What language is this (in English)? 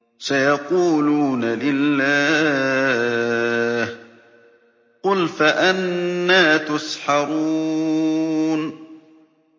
Arabic